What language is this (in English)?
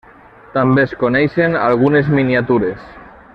Catalan